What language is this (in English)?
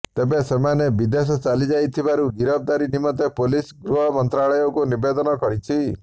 Odia